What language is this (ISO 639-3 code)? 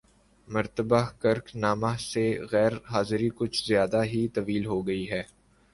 urd